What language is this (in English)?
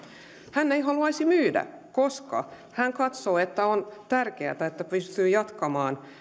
Finnish